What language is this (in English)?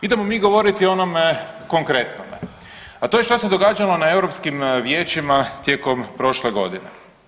Croatian